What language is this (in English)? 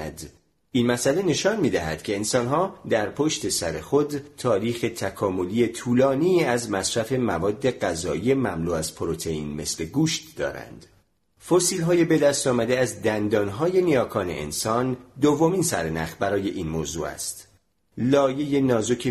Persian